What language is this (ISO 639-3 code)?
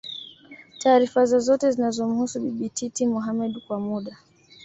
swa